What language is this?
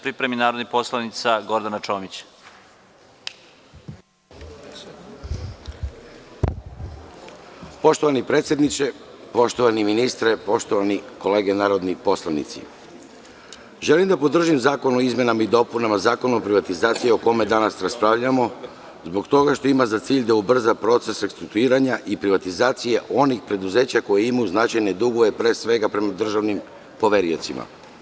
Serbian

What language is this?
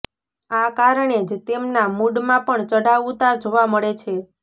Gujarati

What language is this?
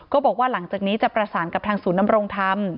Thai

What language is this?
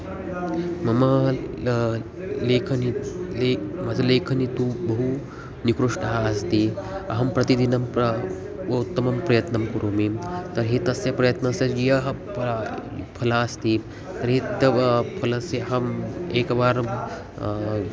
Sanskrit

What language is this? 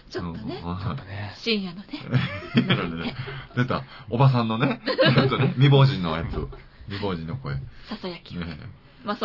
Japanese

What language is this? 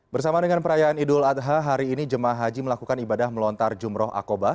Indonesian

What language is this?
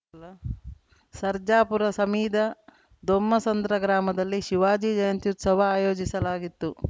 Kannada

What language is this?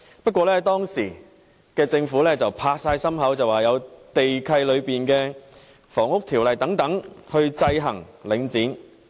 Cantonese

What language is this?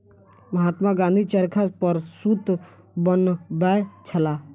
Maithili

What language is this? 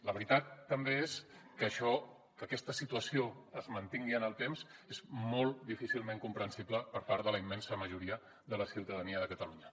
Catalan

